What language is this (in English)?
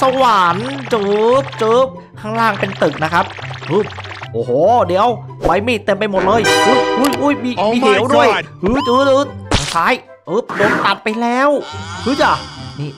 Thai